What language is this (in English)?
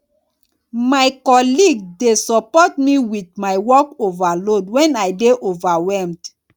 Nigerian Pidgin